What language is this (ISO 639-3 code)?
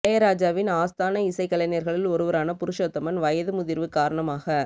tam